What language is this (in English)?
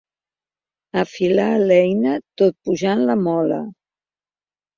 Catalan